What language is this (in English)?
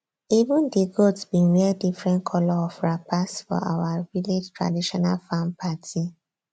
Nigerian Pidgin